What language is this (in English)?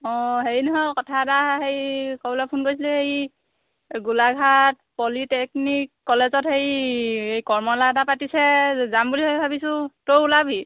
Assamese